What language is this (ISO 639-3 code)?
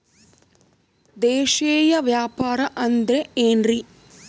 kan